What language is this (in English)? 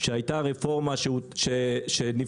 Hebrew